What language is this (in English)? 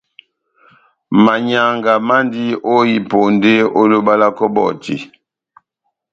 Batanga